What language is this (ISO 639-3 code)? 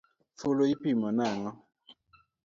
luo